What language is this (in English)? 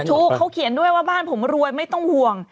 Thai